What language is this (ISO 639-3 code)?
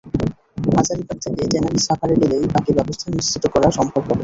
ben